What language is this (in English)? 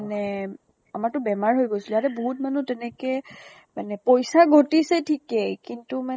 Assamese